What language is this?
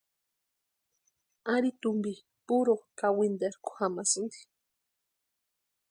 Western Highland Purepecha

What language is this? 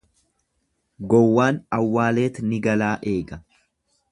Oromo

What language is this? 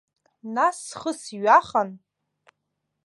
Abkhazian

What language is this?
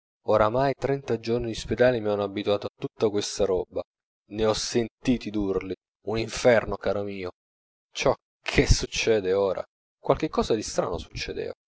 Italian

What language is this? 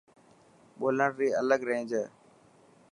Dhatki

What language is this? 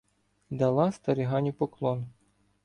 Ukrainian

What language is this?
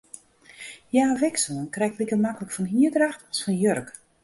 Western Frisian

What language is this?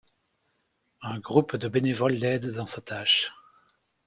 French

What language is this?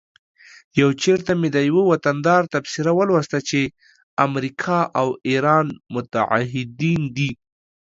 Pashto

